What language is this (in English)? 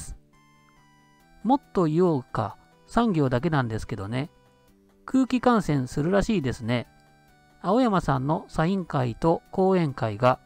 Japanese